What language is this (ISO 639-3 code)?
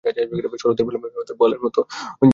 ben